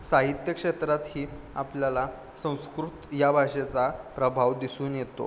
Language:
Marathi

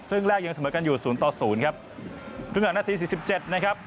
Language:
Thai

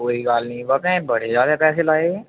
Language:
Dogri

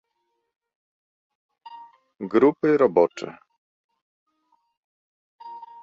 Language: Polish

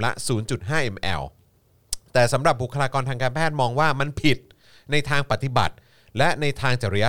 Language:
Thai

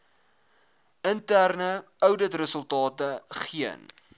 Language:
Afrikaans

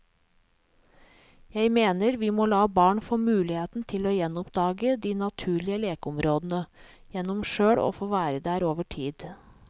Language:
Norwegian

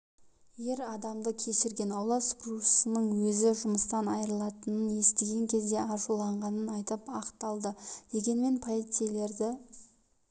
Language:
Kazakh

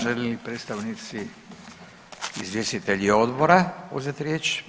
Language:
Croatian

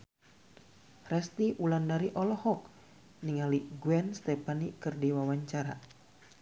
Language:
Sundanese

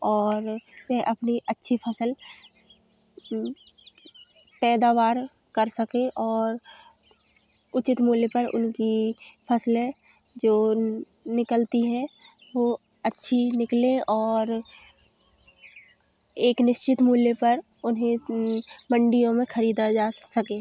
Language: Hindi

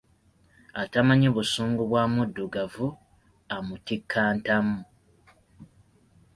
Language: Ganda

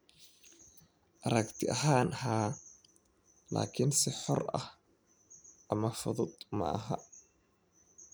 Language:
Somali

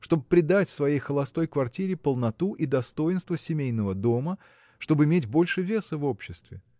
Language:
Russian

